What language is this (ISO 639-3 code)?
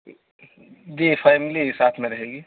urd